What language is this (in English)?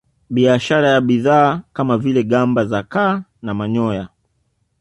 Swahili